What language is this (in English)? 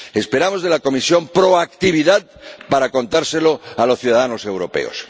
Spanish